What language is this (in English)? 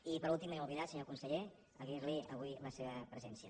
Catalan